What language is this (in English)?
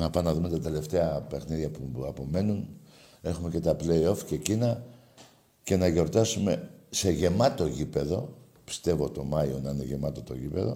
Greek